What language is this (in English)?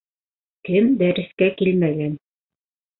Bashkir